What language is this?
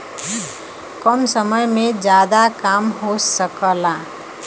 Bhojpuri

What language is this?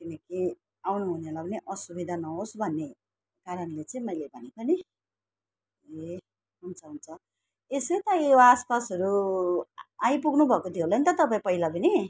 Nepali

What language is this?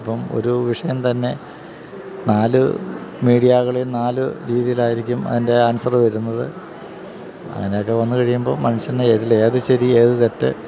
Malayalam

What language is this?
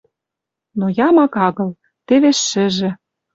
Western Mari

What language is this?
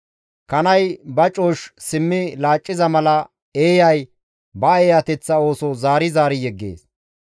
Gamo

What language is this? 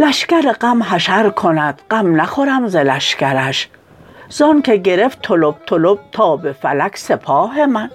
Persian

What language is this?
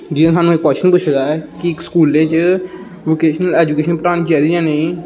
Dogri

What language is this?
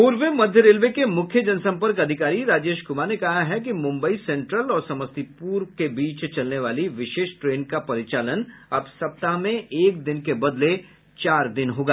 Hindi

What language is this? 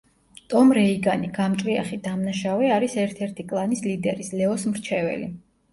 Georgian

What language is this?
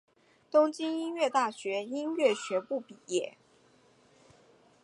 Chinese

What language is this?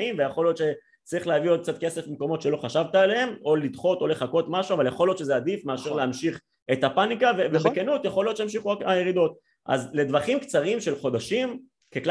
Hebrew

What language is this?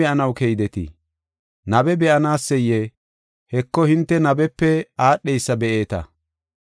Gofa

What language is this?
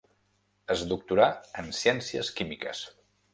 Catalan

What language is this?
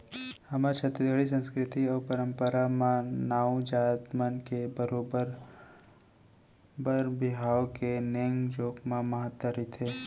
Chhattisgarhi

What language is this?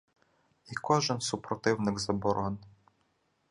Ukrainian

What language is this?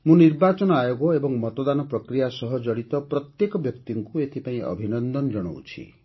Odia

